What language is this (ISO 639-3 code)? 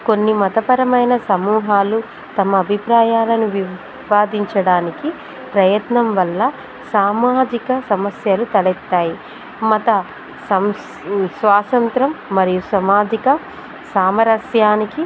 tel